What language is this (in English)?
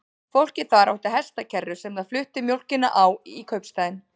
Icelandic